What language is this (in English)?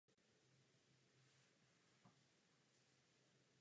Czech